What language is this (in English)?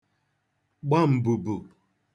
Igbo